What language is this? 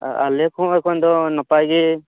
Santali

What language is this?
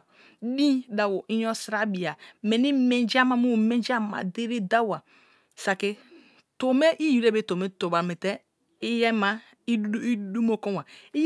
Kalabari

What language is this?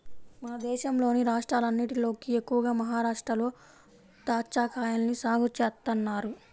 Telugu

